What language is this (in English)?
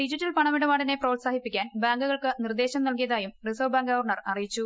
Malayalam